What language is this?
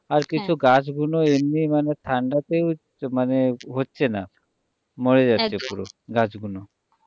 Bangla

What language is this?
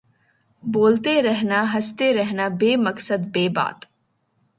Urdu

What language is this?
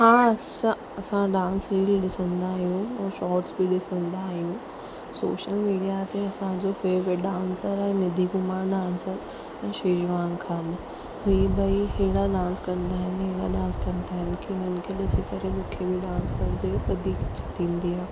Sindhi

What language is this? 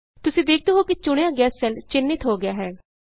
Punjabi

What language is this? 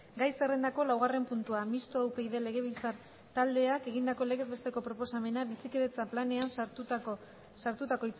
Basque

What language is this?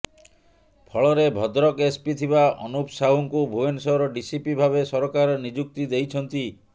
Odia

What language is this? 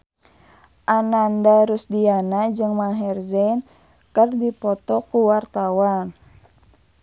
Sundanese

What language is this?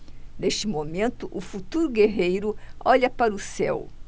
Portuguese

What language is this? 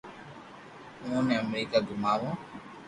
Loarki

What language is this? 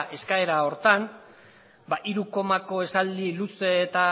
Basque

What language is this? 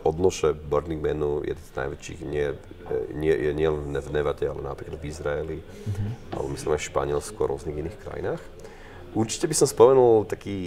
Slovak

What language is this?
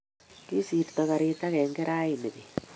Kalenjin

